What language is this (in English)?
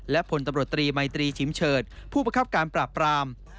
Thai